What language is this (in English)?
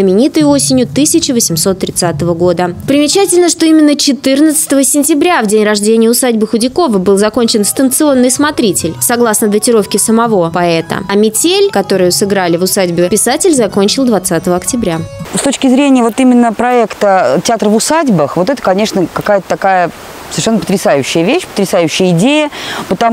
Russian